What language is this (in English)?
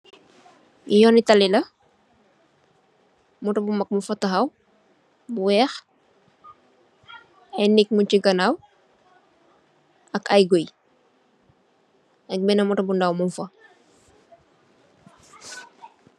Wolof